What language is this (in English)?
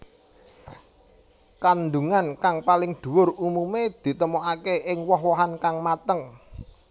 Javanese